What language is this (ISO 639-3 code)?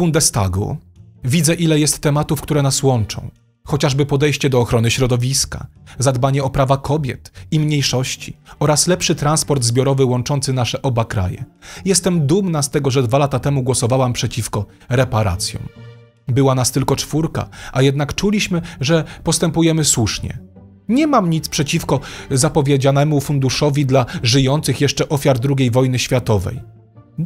pol